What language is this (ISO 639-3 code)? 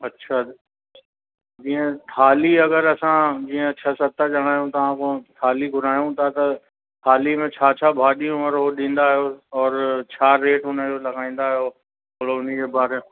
snd